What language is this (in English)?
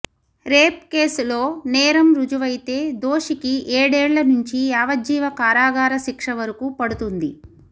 Telugu